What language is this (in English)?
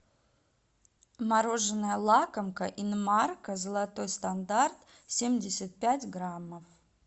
Russian